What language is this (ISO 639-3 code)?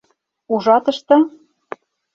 chm